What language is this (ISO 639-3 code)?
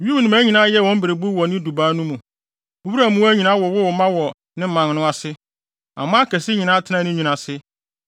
aka